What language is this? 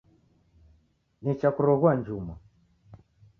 Taita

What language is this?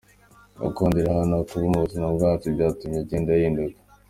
Kinyarwanda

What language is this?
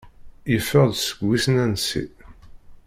Kabyle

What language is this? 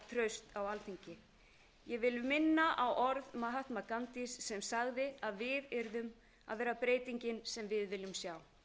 Icelandic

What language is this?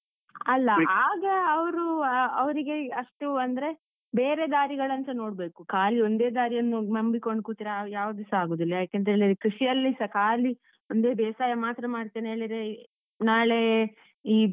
Kannada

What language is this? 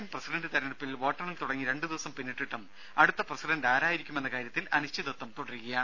Malayalam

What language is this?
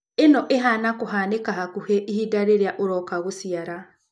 Kikuyu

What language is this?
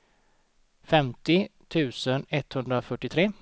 Swedish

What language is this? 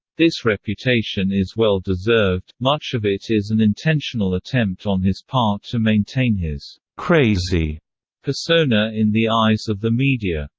English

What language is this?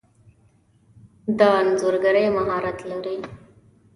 Pashto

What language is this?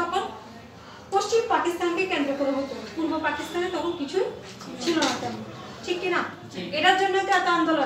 Romanian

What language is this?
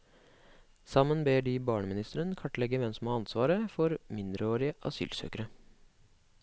Norwegian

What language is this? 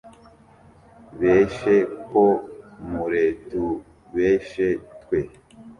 Kinyarwanda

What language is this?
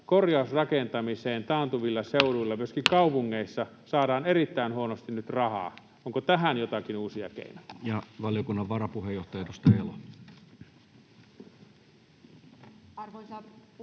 Finnish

